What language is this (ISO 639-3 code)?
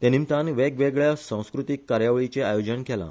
kok